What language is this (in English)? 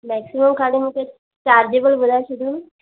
Sindhi